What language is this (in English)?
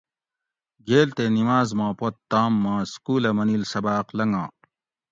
Gawri